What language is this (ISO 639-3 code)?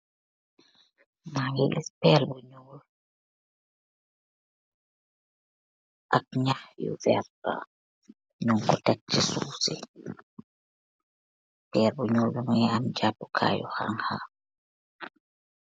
wol